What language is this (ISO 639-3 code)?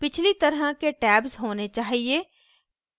hin